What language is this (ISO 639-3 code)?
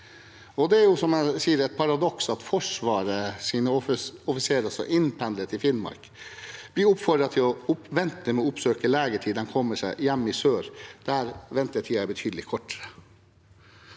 nor